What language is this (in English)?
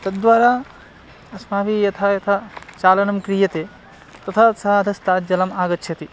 Sanskrit